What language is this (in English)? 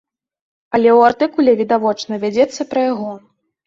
Belarusian